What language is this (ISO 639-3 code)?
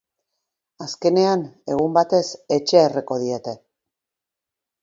eus